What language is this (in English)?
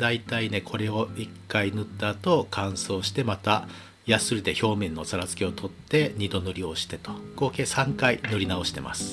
Japanese